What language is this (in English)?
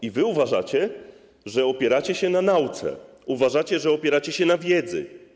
Polish